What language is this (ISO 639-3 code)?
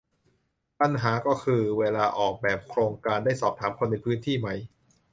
tha